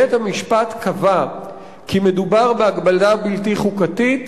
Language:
Hebrew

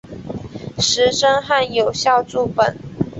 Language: Chinese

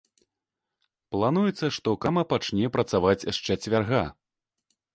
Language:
Belarusian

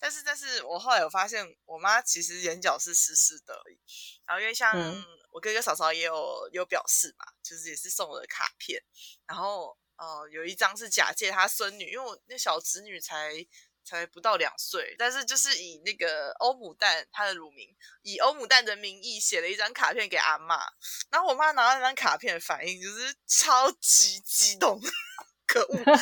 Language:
Chinese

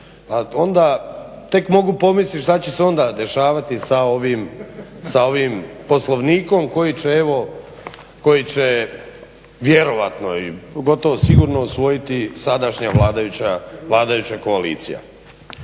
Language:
Croatian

